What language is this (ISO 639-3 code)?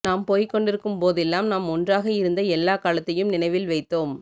tam